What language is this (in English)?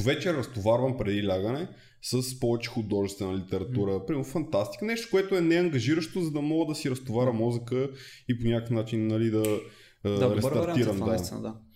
Bulgarian